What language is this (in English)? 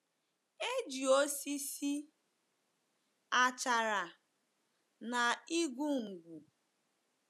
Igbo